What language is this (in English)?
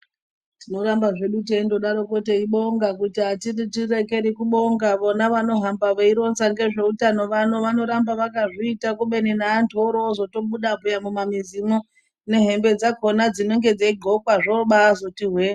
Ndau